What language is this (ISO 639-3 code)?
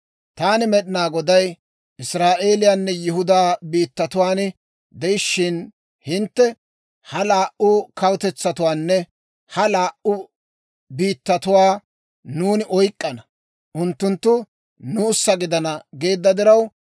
dwr